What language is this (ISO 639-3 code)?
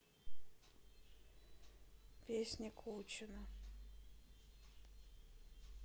rus